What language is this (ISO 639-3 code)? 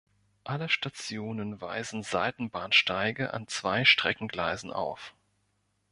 deu